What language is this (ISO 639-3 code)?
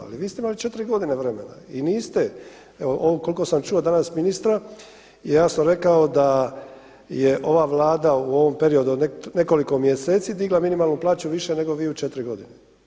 hrv